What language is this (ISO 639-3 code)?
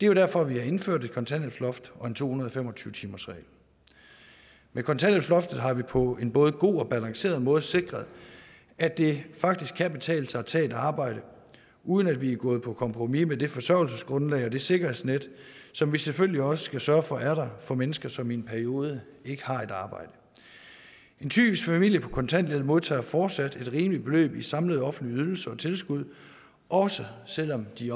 dan